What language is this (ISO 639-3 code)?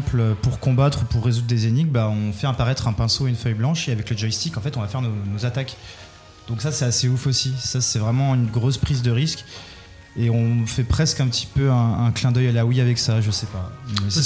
fra